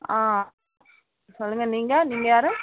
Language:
Tamil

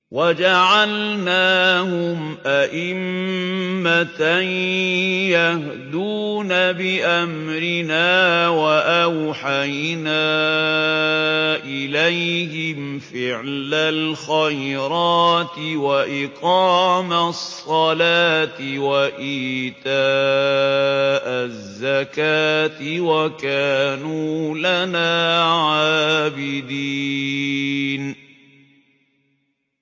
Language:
Arabic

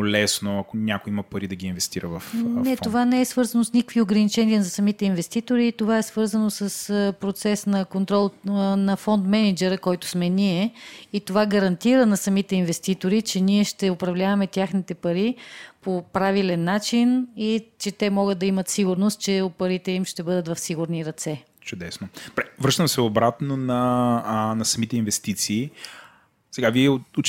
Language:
Bulgarian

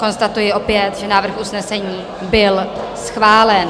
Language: Czech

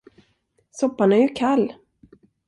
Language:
Swedish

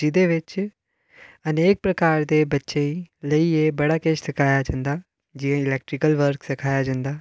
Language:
Dogri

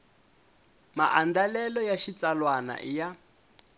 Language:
Tsonga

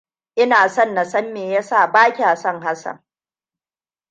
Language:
Hausa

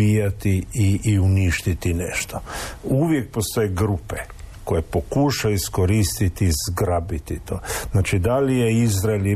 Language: Croatian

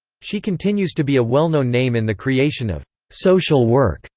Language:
English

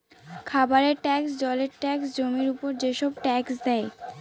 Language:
Bangla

